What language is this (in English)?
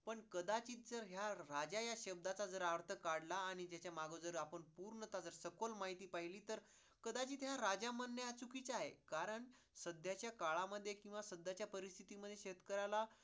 Marathi